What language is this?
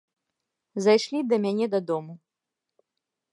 Belarusian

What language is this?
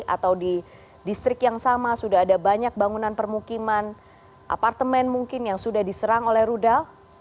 Indonesian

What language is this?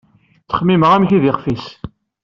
Kabyle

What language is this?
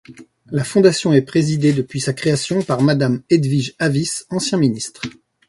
French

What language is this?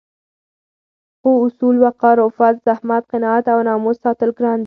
Pashto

